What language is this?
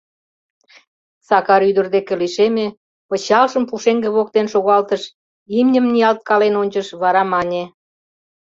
Mari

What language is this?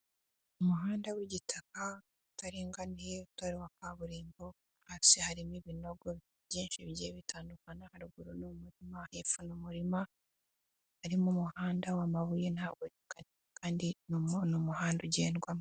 Kinyarwanda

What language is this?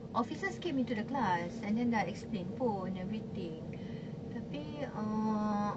English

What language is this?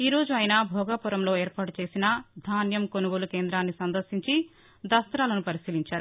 Telugu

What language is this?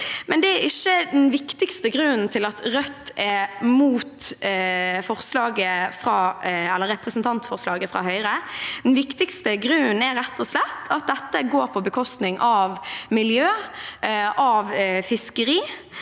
Norwegian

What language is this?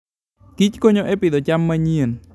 Luo (Kenya and Tanzania)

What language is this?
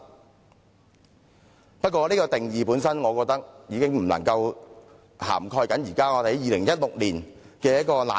Cantonese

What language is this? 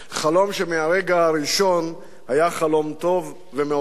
Hebrew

